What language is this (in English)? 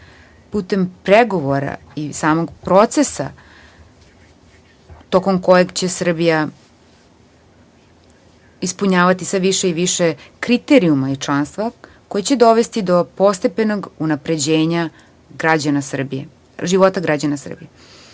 Serbian